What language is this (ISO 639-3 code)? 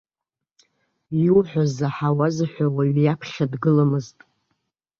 abk